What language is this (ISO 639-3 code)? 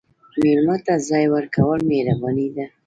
pus